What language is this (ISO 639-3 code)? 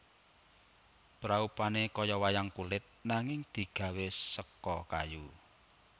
jav